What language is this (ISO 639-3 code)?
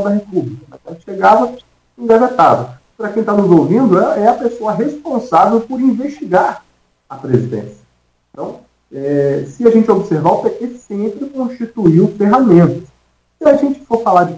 por